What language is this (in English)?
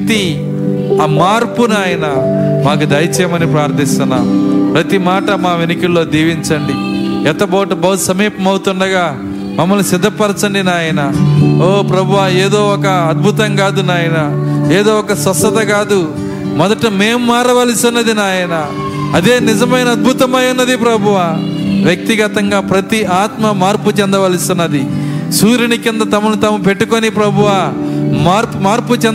Telugu